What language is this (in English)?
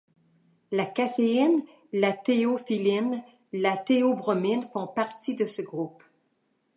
French